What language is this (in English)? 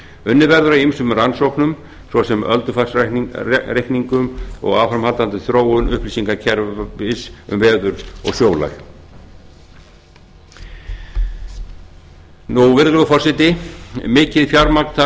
Icelandic